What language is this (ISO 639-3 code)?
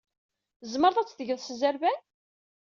kab